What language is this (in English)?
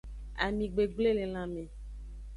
Aja (Benin)